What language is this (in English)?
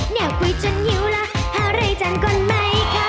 Thai